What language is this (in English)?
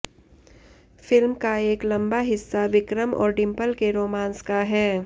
Hindi